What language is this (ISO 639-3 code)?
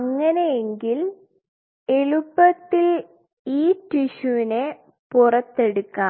mal